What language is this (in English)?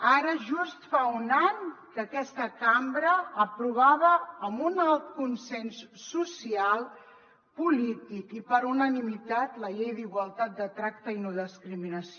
Catalan